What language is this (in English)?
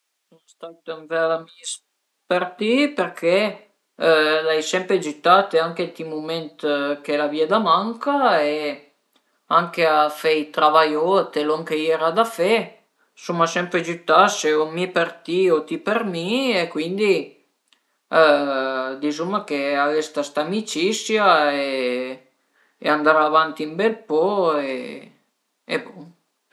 Piedmontese